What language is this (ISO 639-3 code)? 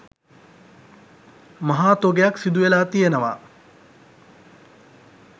sin